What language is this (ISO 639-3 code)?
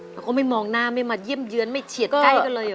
tha